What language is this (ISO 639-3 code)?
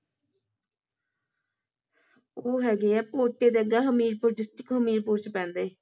pan